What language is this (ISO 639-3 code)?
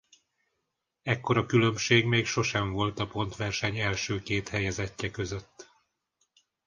hun